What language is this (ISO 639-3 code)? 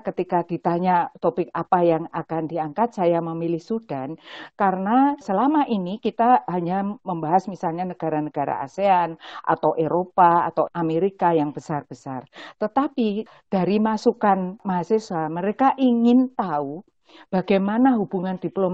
ind